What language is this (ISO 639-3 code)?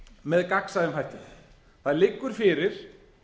isl